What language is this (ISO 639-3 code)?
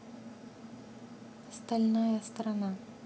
rus